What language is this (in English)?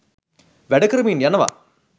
Sinhala